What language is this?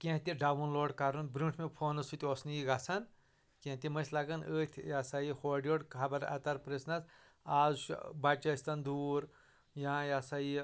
Kashmiri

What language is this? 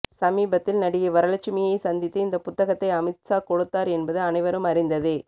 Tamil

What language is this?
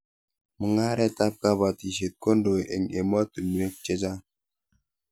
Kalenjin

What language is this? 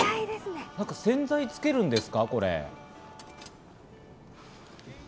Japanese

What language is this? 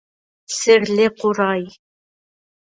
Bashkir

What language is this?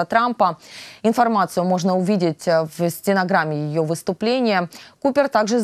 Russian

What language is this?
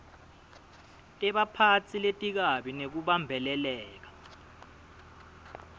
Swati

